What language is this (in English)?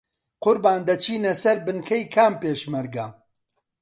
Central Kurdish